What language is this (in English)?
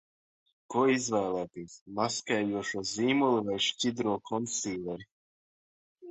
Latvian